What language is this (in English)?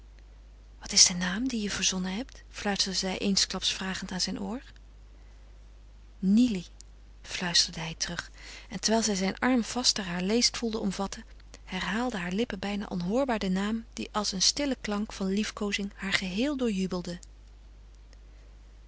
Dutch